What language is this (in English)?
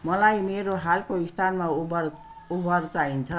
Nepali